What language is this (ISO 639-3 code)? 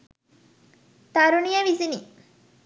sin